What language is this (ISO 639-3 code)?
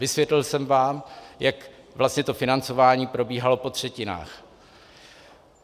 ces